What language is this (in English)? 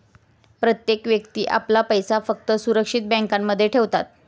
Marathi